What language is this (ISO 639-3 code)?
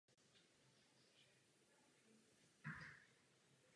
ces